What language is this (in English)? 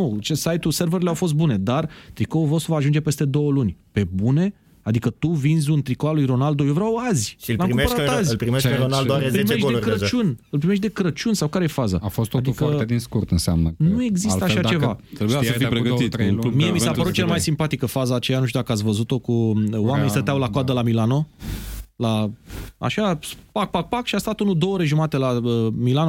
Romanian